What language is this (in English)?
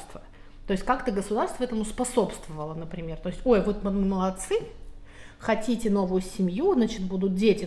Russian